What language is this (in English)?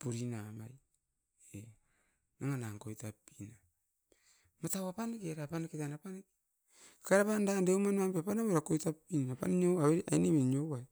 Askopan